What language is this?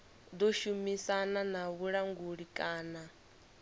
Venda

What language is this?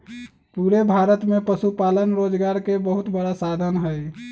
Magahi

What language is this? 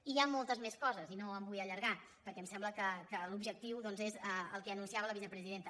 Catalan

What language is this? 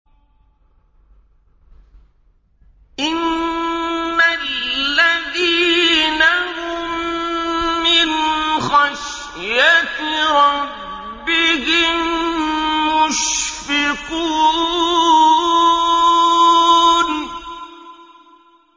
Arabic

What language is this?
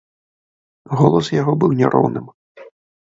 Belarusian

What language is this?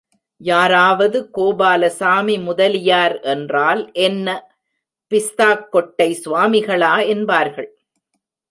Tamil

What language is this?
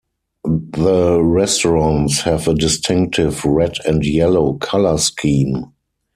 English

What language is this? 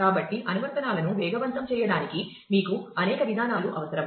Telugu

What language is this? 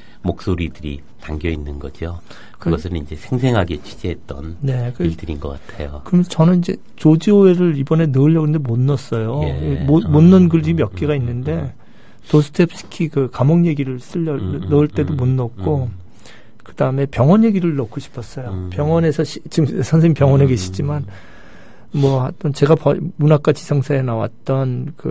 Korean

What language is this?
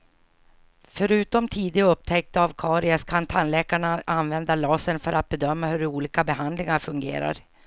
Swedish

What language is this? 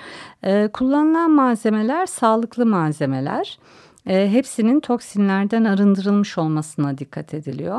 Turkish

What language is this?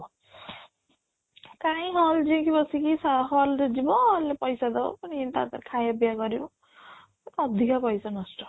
Odia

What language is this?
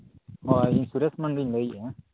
Santali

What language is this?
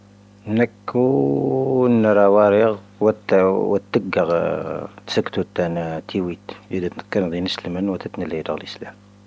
Tahaggart Tamahaq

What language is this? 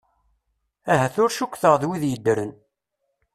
Kabyle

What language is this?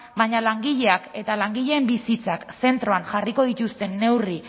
Basque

